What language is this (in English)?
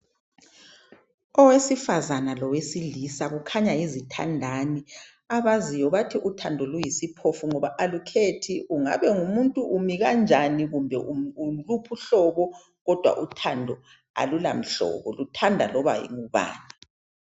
North Ndebele